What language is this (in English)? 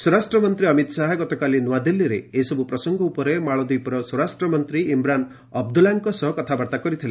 Odia